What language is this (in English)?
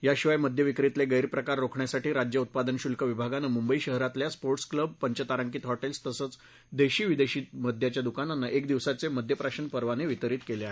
Marathi